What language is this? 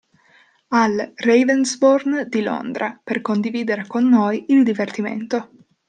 Italian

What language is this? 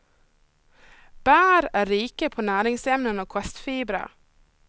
Swedish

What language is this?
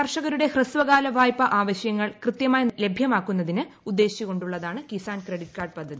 Malayalam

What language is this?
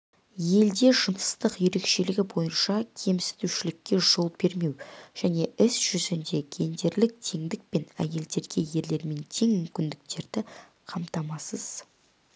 Kazakh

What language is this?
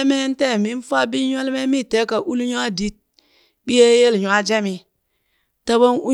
Burak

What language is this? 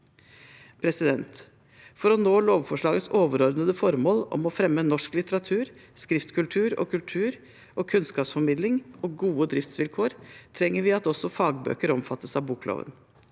Norwegian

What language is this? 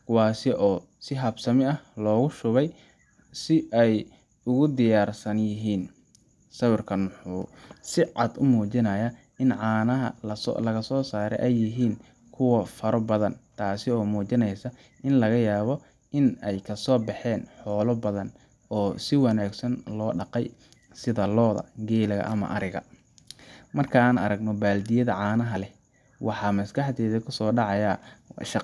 Somali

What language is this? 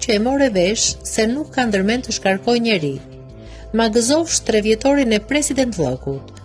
Romanian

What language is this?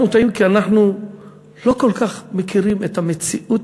Hebrew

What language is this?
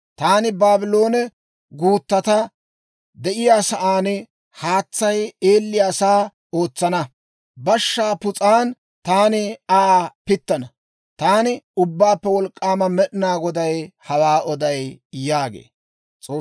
Dawro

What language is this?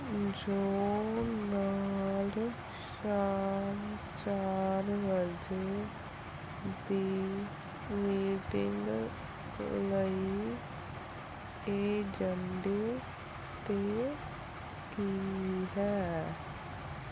Punjabi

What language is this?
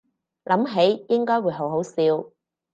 Cantonese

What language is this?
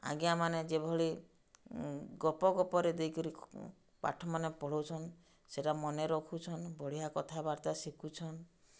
Odia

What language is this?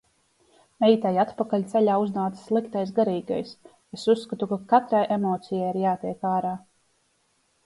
Latvian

